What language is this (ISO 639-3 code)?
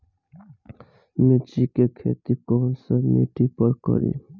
bho